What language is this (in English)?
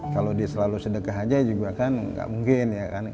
Indonesian